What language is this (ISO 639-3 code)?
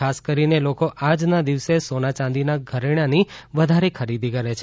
guj